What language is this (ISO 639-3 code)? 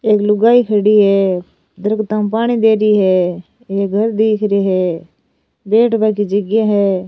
raj